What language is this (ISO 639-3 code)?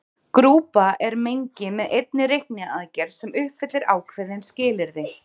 isl